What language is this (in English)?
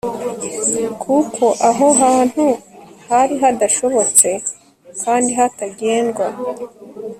Kinyarwanda